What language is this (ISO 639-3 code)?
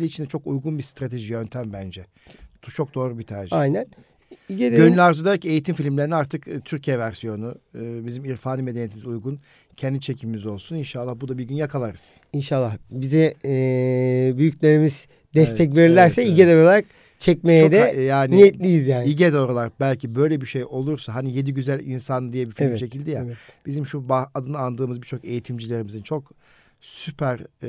tur